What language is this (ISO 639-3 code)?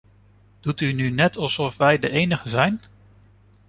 nld